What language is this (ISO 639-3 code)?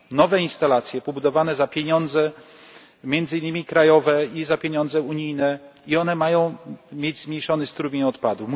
pol